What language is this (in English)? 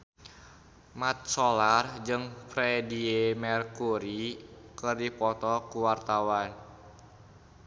Sundanese